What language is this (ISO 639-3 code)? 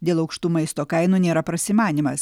lit